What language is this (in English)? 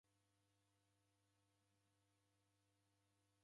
Taita